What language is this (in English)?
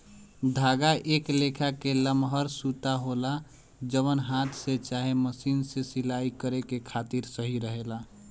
Bhojpuri